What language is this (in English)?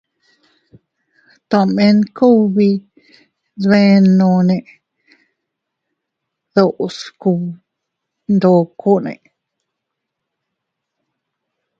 Teutila Cuicatec